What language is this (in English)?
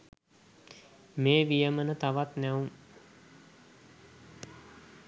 Sinhala